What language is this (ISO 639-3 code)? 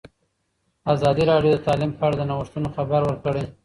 pus